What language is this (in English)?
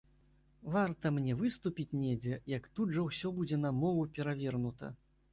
Belarusian